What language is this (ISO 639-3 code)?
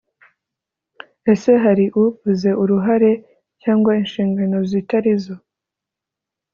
kin